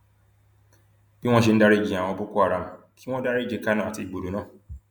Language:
Yoruba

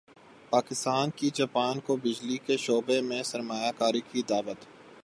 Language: Urdu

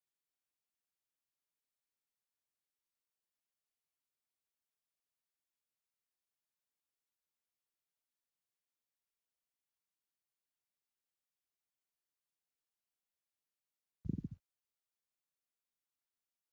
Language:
Oromo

